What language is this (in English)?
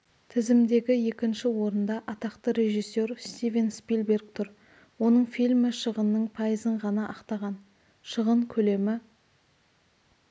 Kazakh